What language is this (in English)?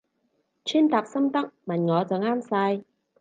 Cantonese